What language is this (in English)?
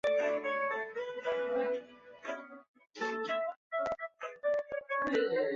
Chinese